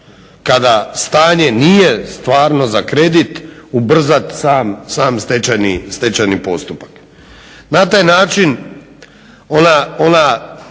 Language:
Croatian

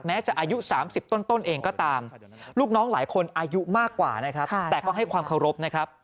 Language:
Thai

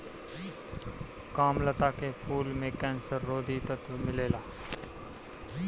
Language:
Bhojpuri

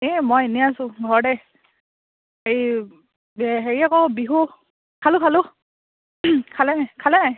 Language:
Assamese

